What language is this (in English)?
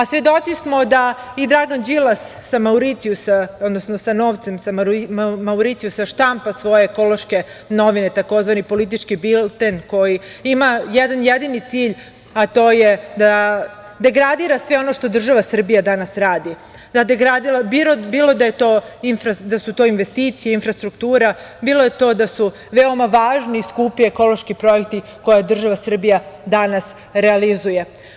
Serbian